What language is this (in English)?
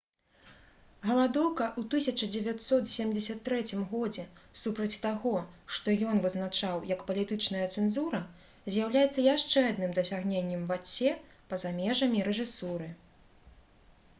Belarusian